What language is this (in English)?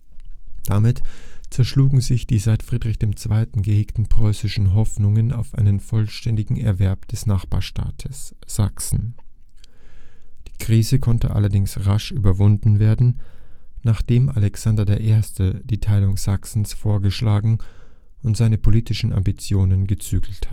German